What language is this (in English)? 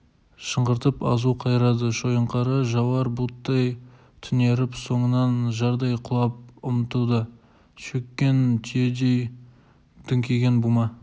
Kazakh